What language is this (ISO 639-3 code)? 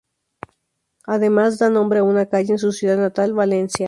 spa